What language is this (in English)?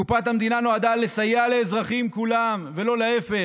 Hebrew